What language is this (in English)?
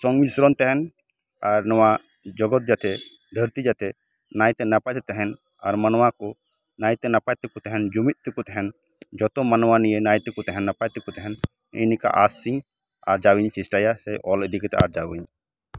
Santali